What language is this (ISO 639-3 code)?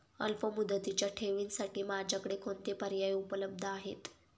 mar